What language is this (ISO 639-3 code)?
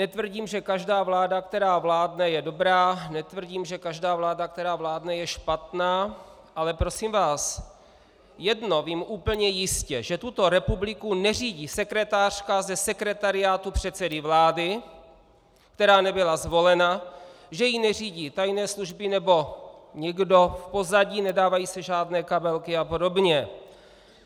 ces